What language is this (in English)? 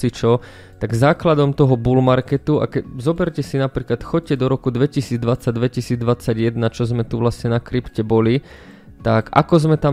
Croatian